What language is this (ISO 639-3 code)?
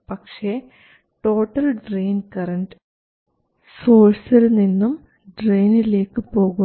mal